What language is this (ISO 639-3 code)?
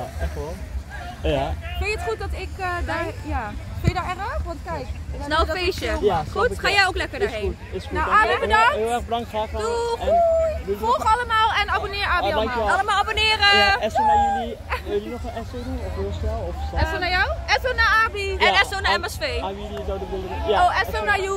nld